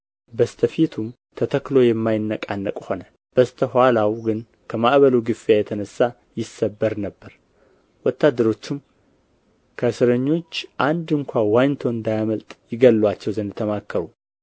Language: Amharic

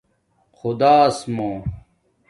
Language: Domaaki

